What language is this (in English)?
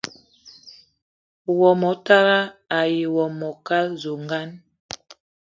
Eton (Cameroon)